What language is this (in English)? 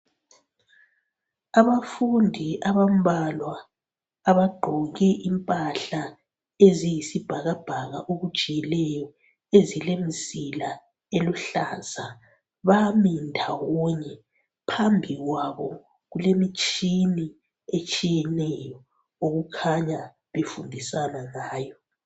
North Ndebele